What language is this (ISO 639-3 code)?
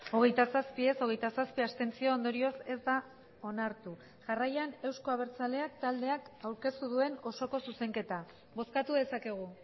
eus